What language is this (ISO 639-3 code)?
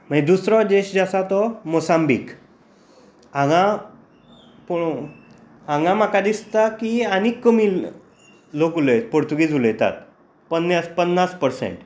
kok